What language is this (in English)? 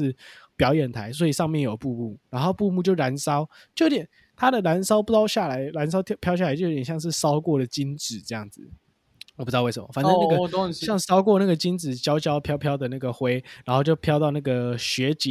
Chinese